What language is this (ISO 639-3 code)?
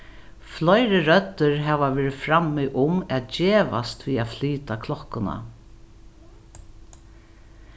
fao